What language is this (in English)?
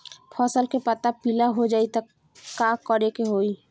Bhojpuri